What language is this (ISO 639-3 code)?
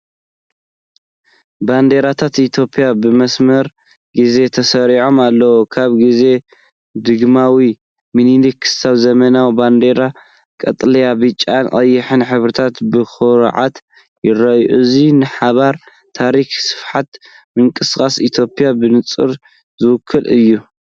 tir